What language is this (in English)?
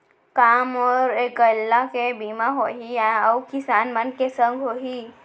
Chhattisgarhi